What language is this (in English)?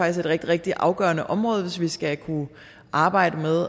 Danish